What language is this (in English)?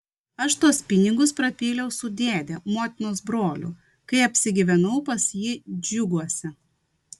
Lithuanian